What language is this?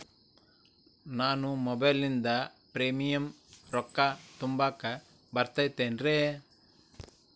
Kannada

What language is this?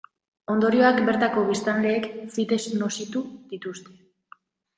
Basque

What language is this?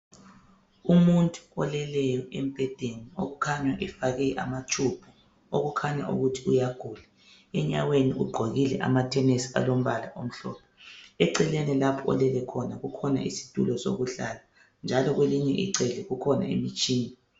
North Ndebele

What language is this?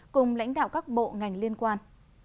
Vietnamese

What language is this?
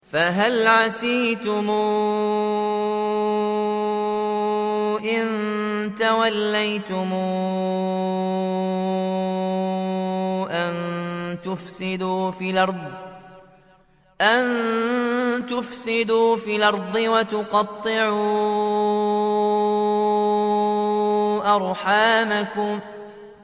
Arabic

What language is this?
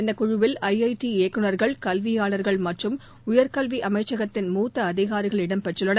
Tamil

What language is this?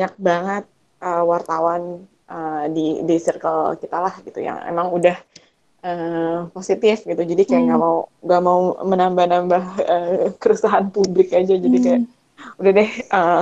Indonesian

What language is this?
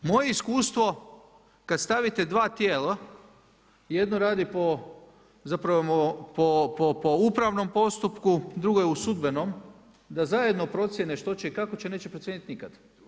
Croatian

